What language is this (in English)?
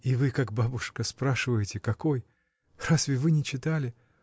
Russian